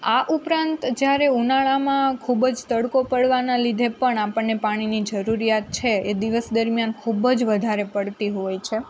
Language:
Gujarati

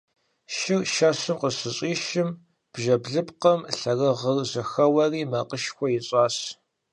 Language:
Kabardian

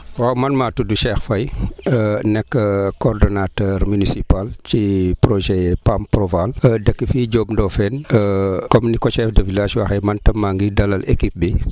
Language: Wolof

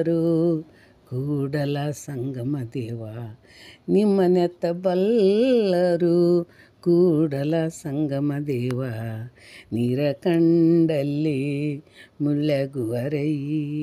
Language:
Kannada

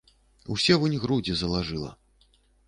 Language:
Belarusian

